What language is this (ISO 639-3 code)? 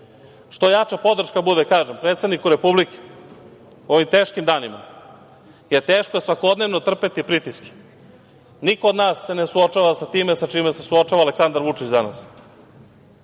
srp